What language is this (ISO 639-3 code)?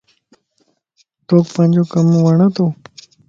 lss